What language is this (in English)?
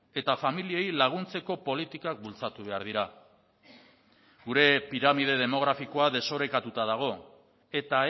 Basque